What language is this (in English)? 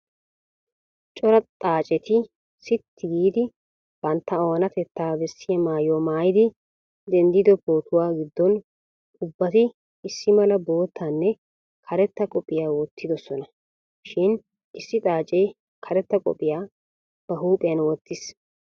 Wolaytta